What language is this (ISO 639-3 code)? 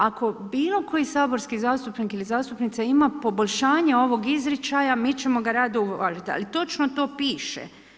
hrv